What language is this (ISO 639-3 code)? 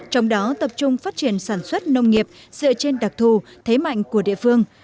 vie